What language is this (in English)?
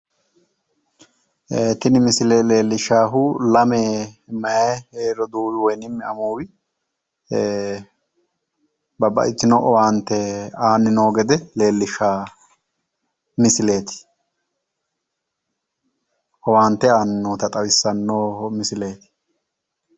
Sidamo